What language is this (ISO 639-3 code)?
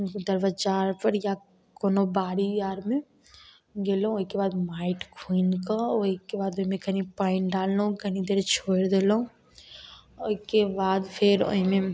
mai